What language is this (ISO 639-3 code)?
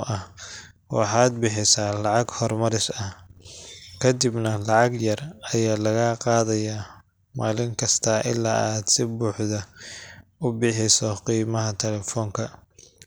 som